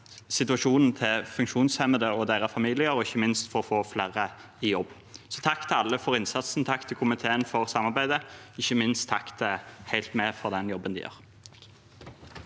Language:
Norwegian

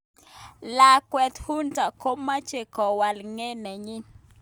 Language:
Kalenjin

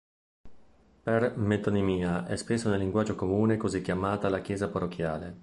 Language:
Italian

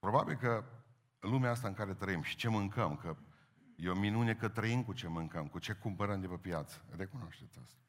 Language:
Romanian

